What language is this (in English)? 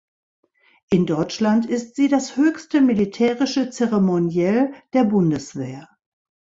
German